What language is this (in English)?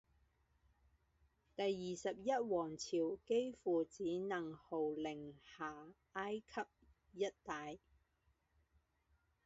Chinese